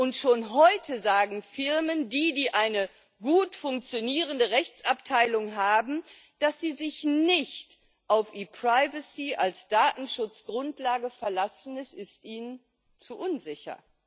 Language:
German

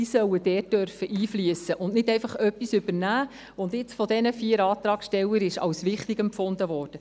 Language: Swiss German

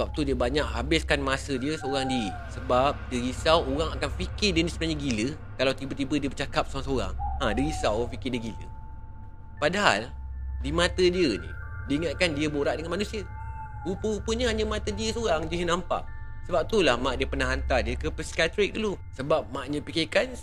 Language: Malay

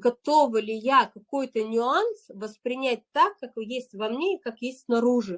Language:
Russian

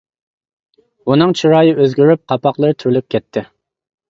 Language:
Uyghur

